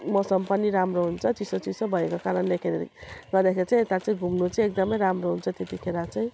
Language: Nepali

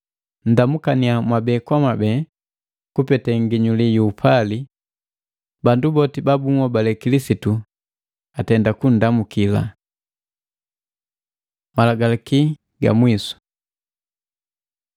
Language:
Matengo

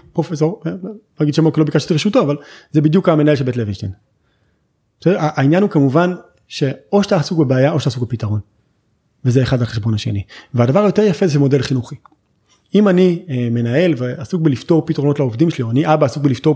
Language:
Hebrew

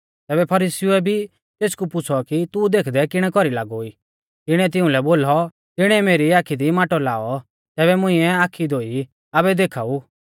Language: Mahasu Pahari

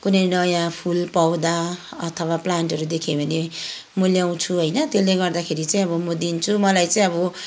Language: Nepali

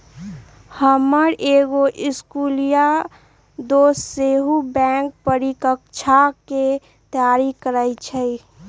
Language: Magahi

